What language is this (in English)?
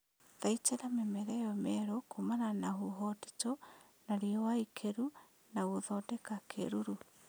Kikuyu